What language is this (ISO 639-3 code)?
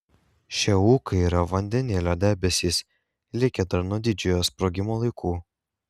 lit